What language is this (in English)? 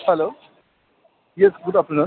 Manipuri